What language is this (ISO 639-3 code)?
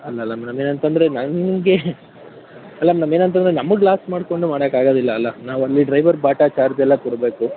kan